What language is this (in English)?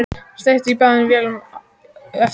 Icelandic